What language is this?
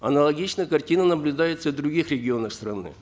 Kazakh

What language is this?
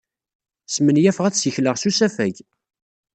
Kabyle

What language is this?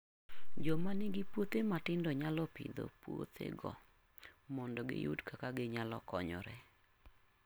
Luo (Kenya and Tanzania)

